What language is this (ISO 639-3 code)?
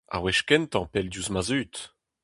bre